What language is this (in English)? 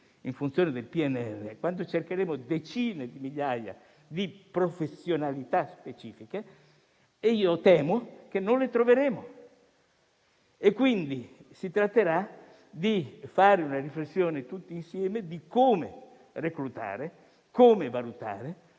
Italian